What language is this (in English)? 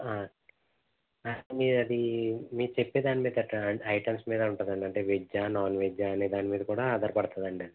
Telugu